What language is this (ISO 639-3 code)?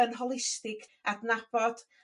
cym